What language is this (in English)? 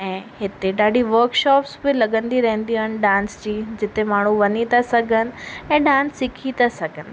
Sindhi